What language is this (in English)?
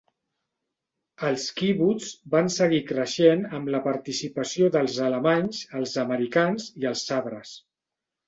Catalan